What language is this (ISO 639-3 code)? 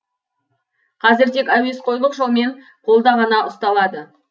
kaz